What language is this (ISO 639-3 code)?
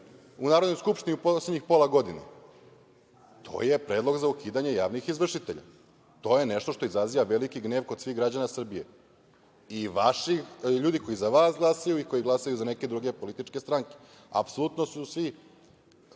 srp